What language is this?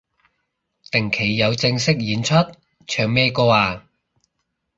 Cantonese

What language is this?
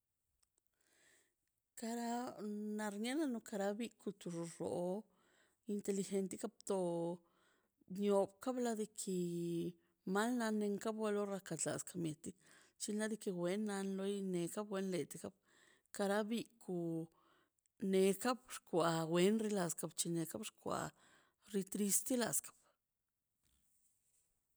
Mazaltepec Zapotec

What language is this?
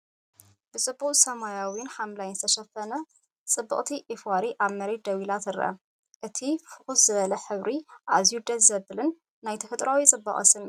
Tigrinya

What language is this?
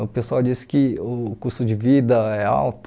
Portuguese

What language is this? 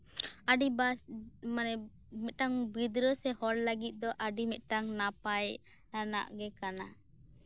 Santali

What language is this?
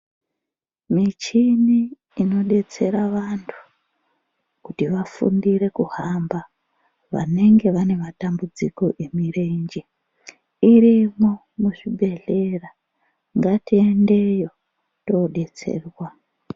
Ndau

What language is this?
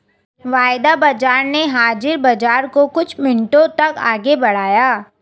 Hindi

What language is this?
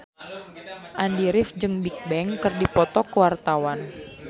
Sundanese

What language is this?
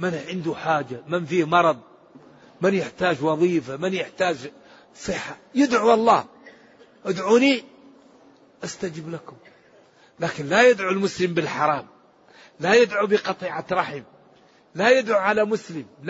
Arabic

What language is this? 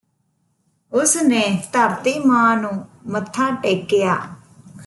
Punjabi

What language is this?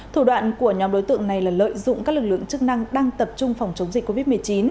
Vietnamese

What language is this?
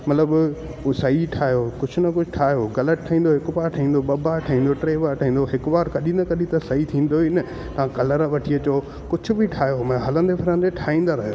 Sindhi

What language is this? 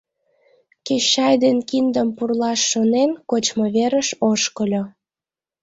Mari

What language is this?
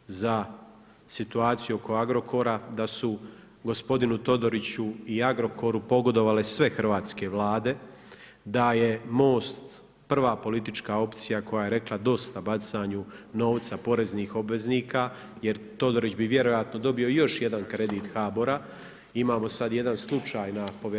Croatian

